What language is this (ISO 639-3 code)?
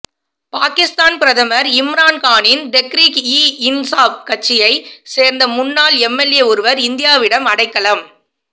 tam